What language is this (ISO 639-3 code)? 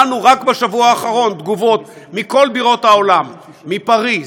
heb